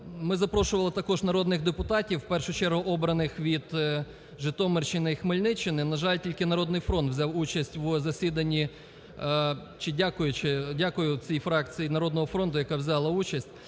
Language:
Ukrainian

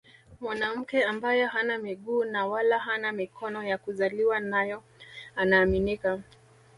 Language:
Swahili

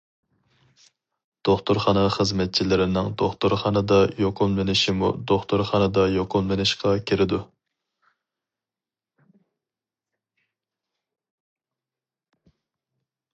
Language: Uyghur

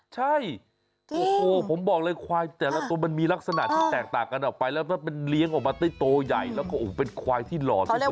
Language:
Thai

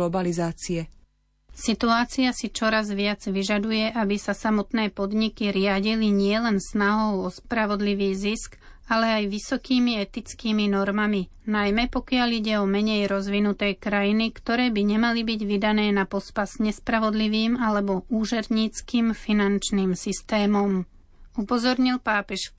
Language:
Slovak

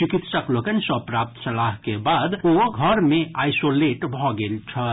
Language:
Maithili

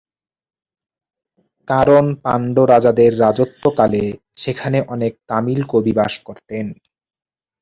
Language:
Bangla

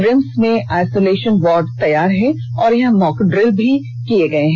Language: Hindi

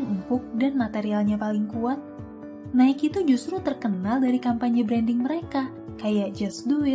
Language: Indonesian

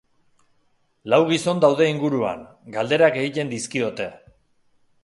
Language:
Basque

